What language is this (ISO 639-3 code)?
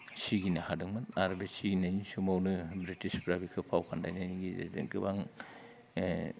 brx